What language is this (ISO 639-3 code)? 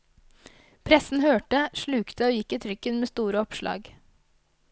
nor